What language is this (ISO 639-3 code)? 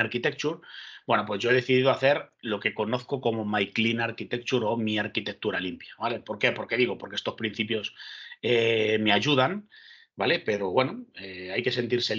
spa